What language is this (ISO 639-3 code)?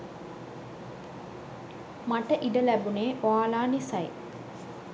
sin